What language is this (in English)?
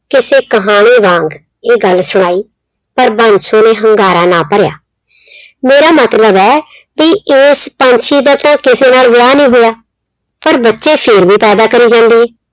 Punjabi